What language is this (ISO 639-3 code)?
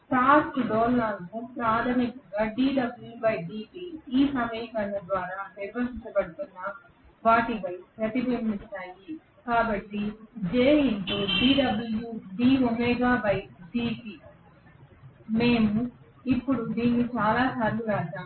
tel